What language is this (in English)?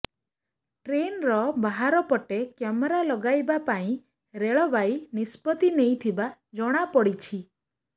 Odia